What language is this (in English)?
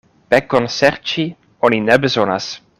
Esperanto